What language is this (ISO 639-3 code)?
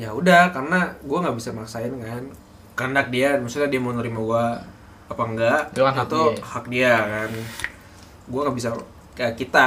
ind